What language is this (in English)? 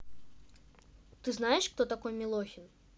Russian